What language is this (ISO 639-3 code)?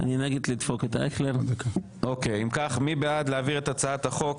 heb